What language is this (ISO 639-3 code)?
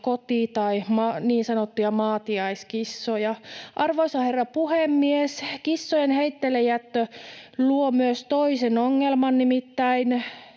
fin